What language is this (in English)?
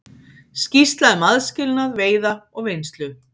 Icelandic